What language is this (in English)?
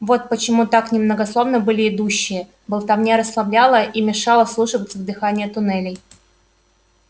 Russian